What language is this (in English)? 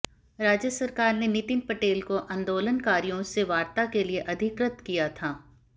Hindi